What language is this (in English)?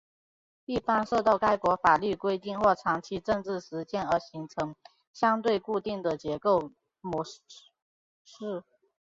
Chinese